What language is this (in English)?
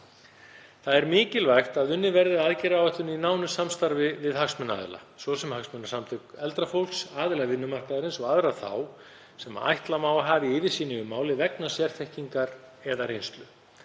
Icelandic